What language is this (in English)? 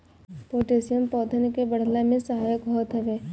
Bhojpuri